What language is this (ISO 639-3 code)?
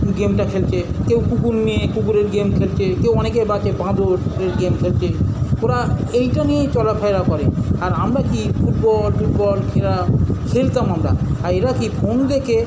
ben